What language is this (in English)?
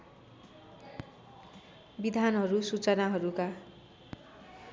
Nepali